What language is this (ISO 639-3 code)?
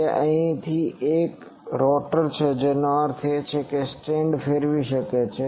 guj